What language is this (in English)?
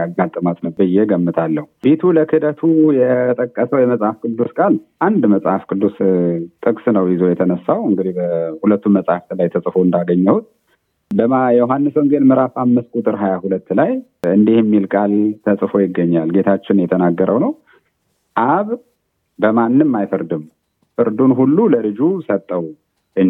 Amharic